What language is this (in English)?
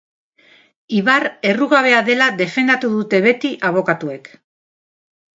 Basque